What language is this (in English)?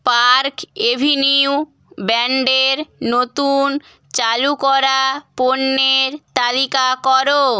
Bangla